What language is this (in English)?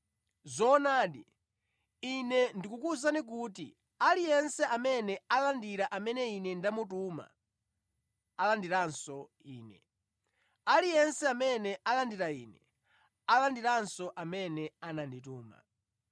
Nyanja